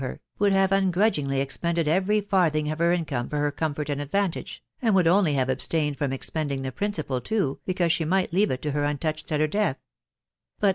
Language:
English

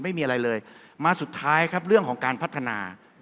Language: Thai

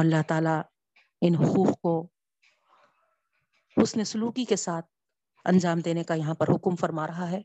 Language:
Urdu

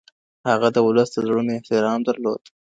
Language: Pashto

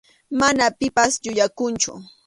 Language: Arequipa-La Unión Quechua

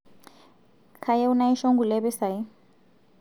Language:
Masai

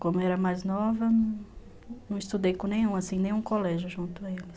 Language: Portuguese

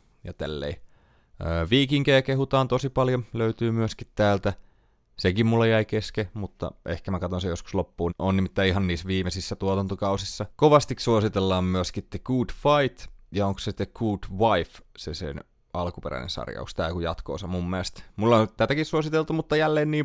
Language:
Finnish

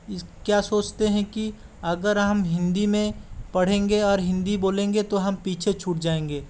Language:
Hindi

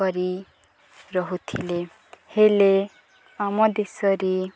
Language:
Odia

